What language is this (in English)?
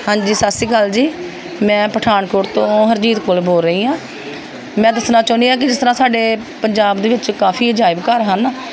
Punjabi